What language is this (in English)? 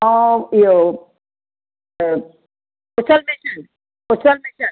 Sindhi